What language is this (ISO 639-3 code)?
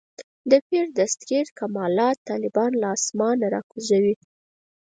pus